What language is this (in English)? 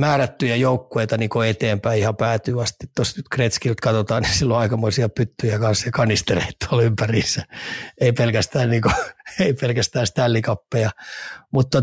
Finnish